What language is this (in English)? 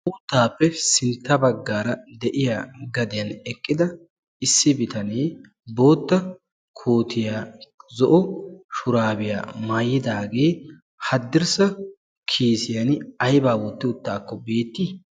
Wolaytta